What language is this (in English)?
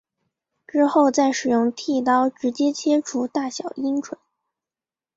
Chinese